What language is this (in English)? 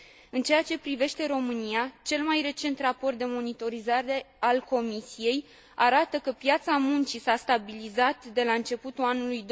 Romanian